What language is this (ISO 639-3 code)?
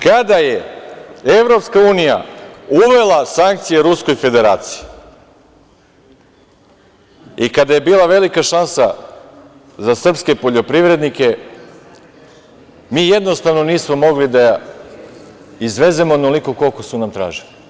srp